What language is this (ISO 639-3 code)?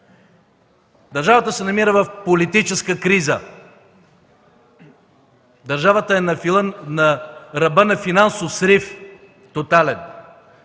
bul